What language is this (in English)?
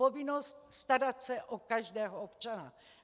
Czech